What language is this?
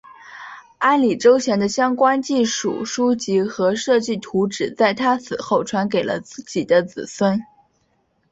Chinese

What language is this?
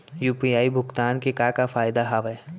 Chhattisgarhi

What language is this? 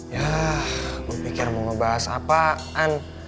Indonesian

